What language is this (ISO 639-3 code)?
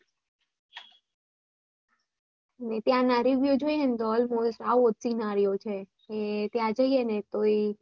guj